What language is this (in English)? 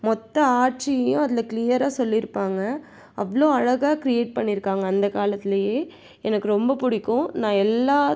Tamil